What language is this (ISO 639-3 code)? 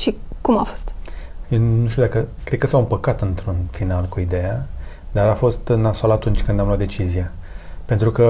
ron